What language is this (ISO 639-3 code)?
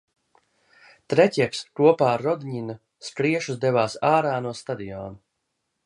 lav